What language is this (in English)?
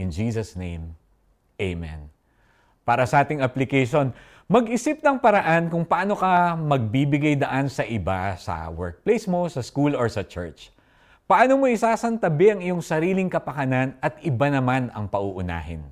Filipino